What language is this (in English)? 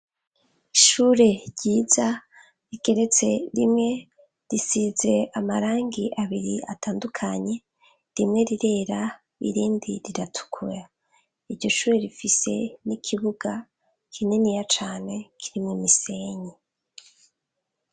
Rundi